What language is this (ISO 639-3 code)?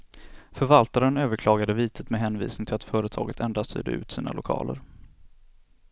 swe